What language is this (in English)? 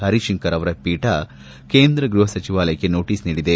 Kannada